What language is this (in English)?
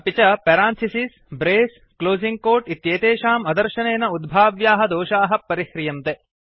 Sanskrit